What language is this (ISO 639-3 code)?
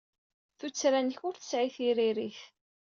kab